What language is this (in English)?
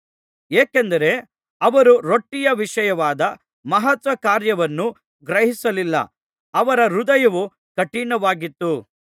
Kannada